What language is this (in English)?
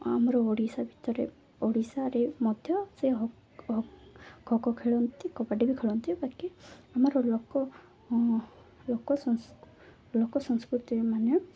Odia